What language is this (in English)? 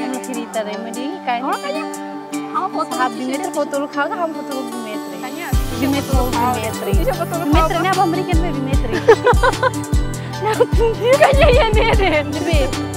Indonesian